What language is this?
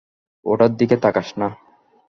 Bangla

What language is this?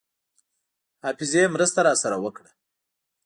Pashto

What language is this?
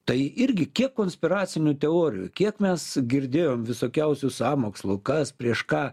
Lithuanian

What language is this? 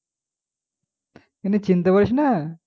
Bangla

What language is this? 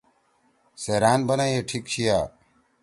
Torwali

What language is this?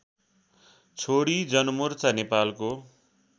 Nepali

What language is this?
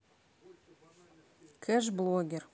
Russian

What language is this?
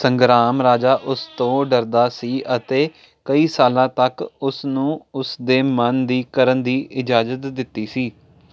Punjabi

